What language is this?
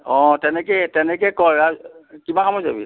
Assamese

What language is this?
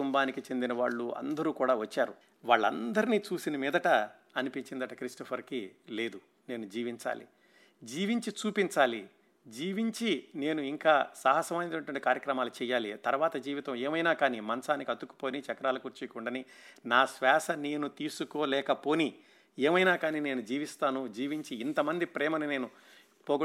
Telugu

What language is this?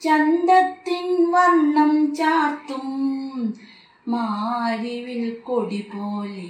Malayalam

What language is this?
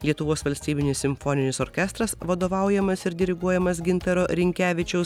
Lithuanian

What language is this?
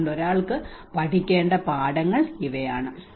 Malayalam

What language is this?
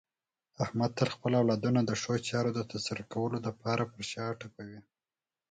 Pashto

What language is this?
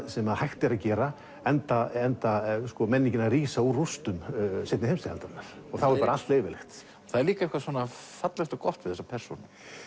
Icelandic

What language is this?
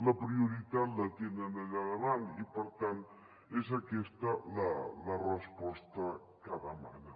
Catalan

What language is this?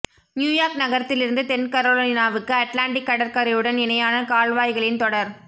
Tamil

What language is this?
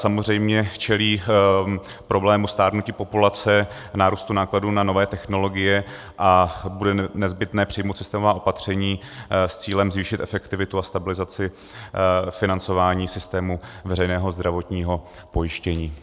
Czech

